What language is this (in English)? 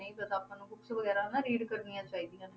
Punjabi